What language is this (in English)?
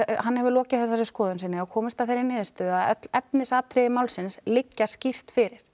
Icelandic